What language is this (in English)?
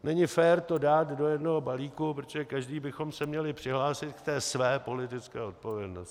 Czech